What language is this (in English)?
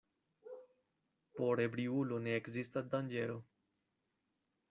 Esperanto